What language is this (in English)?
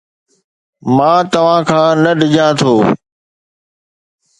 Sindhi